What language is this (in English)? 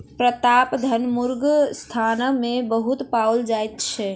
Maithili